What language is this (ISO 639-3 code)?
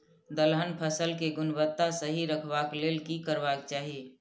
mai